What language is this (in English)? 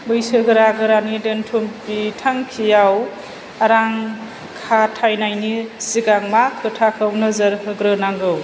Bodo